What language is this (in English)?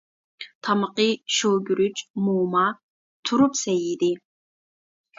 Uyghur